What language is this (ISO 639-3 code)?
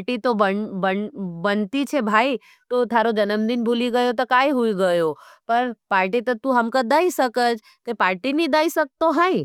noe